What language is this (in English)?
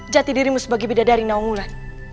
Indonesian